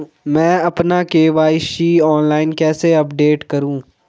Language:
Hindi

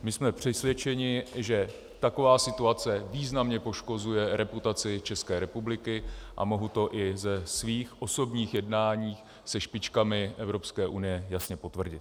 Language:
Czech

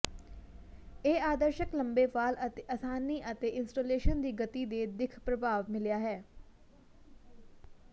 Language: Punjabi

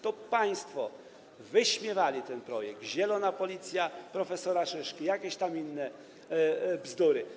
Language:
Polish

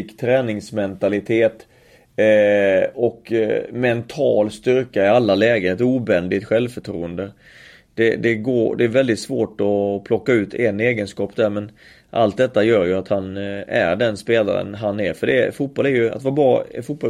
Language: Swedish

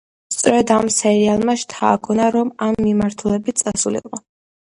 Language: Georgian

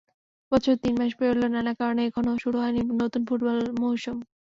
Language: Bangla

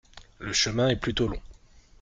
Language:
French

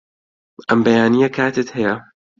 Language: Central Kurdish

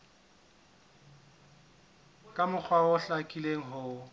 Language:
Southern Sotho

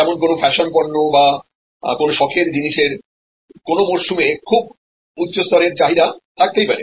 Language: Bangla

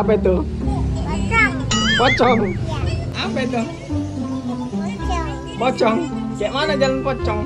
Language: Indonesian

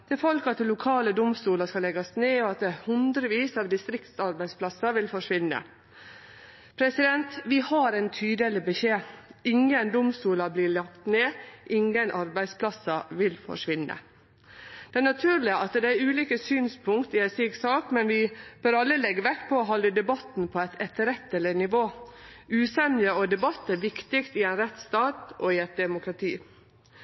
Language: Norwegian Nynorsk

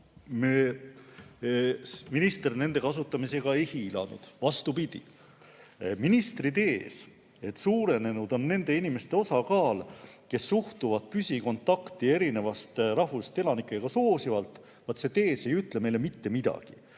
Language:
Estonian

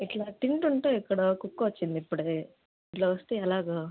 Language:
Telugu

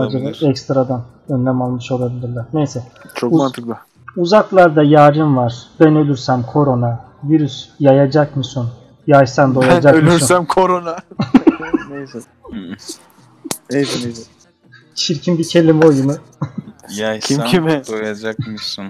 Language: Turkish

